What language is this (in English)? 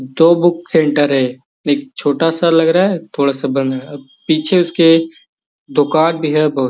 Magahi